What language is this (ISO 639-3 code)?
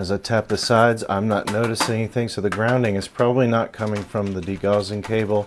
eng